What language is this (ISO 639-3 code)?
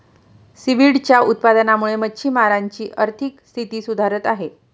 mar